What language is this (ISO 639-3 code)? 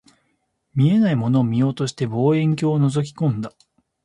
jpn